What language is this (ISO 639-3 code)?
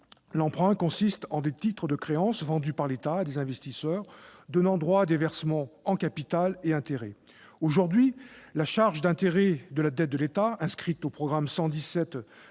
fra